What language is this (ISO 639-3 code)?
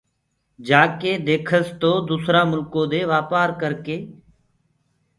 ggg